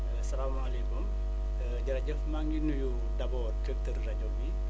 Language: Wolof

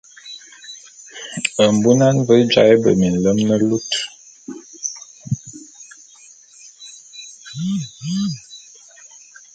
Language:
Bulu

